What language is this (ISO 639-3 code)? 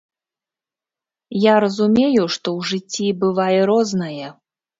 bel